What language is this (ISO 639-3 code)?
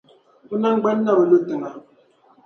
dag